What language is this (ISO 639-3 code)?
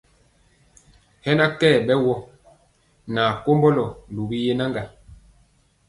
mcx